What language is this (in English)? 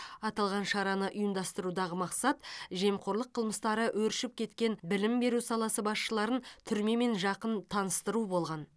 Kazakh